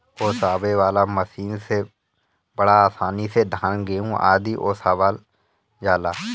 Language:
Bhojpuri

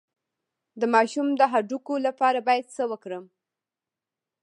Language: Pashto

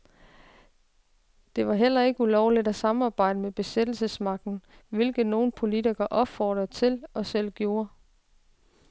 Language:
Danish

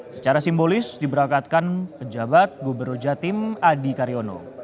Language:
Indonesian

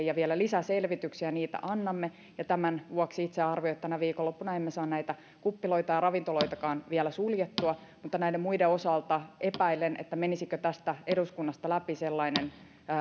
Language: Finnish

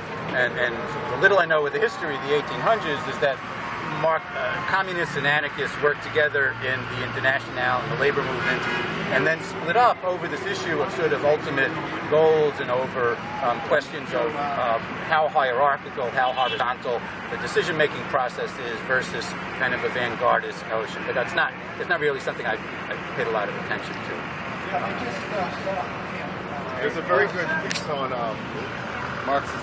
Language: English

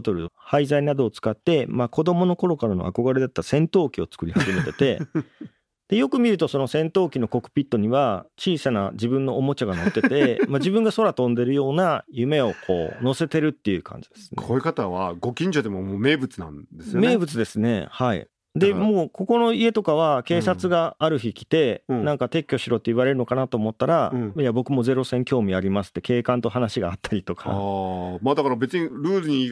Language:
Japanese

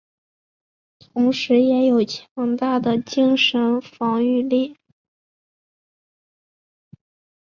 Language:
Chinese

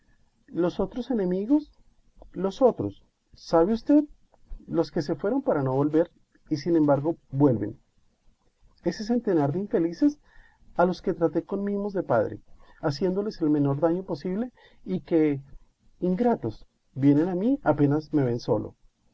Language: Spanish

